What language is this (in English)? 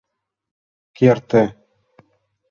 Mari